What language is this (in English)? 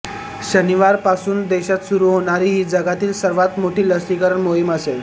Marathi